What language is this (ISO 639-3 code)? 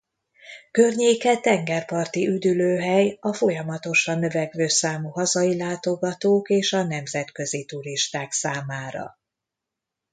hun